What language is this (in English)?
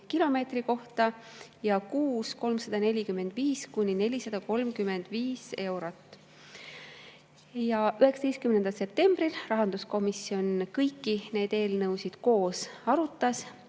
Estonian